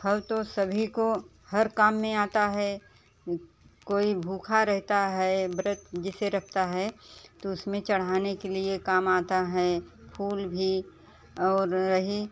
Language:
Hindi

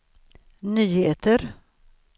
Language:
Swedish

